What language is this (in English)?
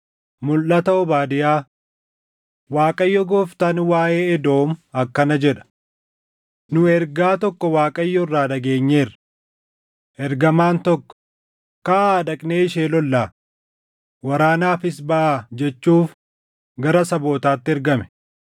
Oromo